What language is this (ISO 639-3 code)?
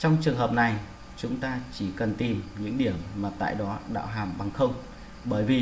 vie